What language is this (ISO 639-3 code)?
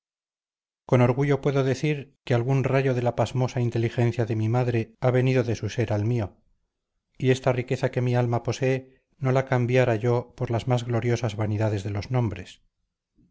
spa